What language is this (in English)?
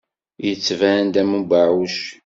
Kabyle